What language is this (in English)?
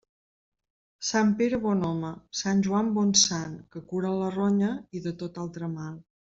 Catalan